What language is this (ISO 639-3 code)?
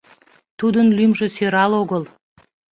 chm